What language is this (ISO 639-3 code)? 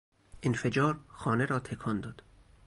fas